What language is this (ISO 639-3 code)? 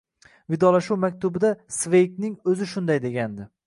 uzb